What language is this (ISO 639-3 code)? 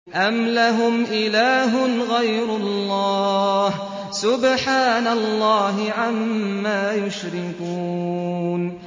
ara